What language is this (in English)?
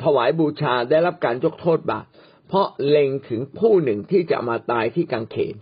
Thai